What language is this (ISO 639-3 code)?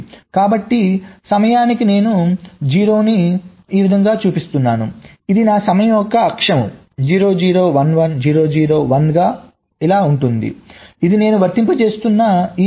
tel